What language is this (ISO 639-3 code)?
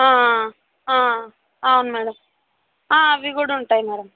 tel